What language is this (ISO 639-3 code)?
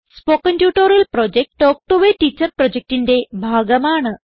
mal